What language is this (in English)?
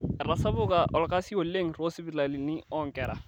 Masai